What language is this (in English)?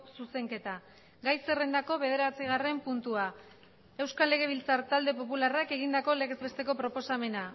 Basque